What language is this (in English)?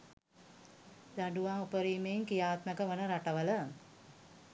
Sinhala